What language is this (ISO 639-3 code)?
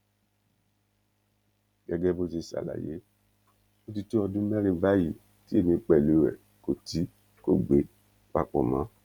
yor